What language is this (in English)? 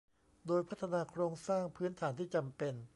Thai